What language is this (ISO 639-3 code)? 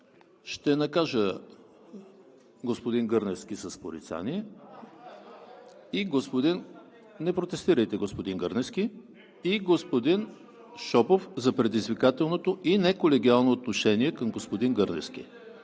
bul